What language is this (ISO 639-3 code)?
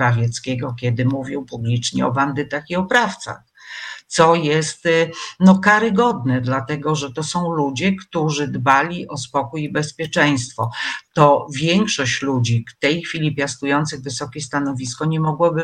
pol